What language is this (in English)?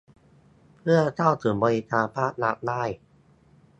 Thai